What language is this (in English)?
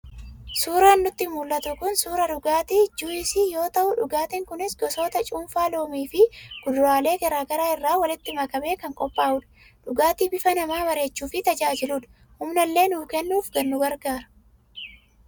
Oromo